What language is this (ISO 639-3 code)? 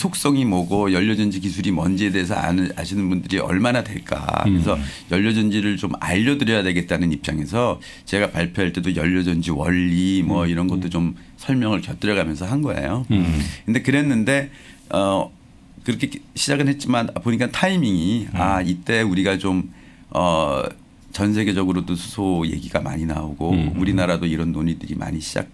kor